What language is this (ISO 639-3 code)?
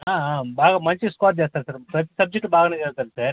tel